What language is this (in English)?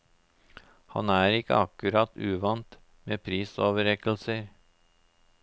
Norwegian